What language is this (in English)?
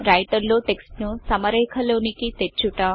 Telugu